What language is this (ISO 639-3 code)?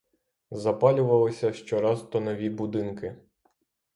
ukr